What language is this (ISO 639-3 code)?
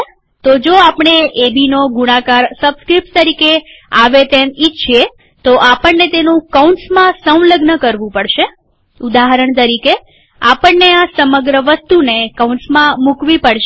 guj